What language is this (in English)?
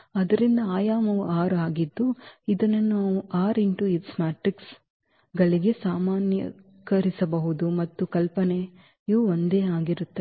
Kannada